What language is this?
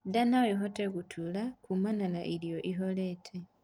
Kikuyu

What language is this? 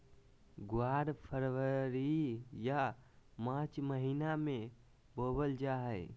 Magahi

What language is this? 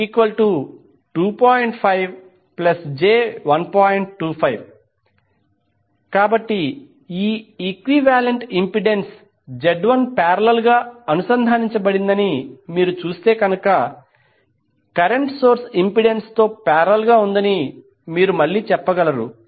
Telugu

